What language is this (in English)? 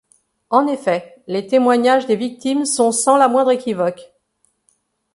French